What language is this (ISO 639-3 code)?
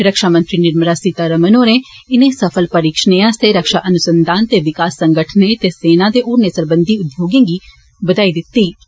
doi